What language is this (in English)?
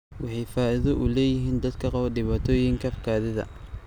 Somali